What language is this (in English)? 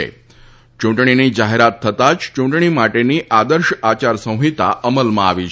Gujarati